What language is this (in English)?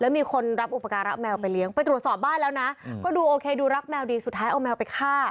Thai